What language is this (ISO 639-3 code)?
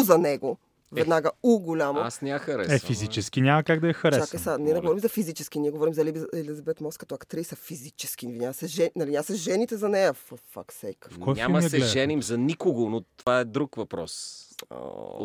bul